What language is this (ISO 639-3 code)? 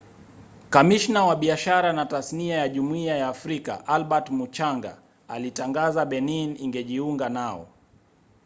swa